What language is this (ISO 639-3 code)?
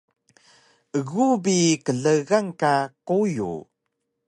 trv